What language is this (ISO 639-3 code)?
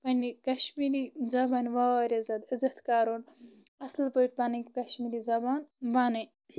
kas